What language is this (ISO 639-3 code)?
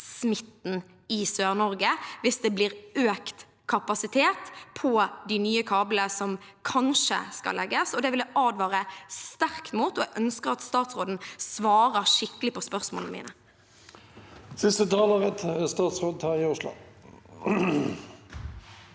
nor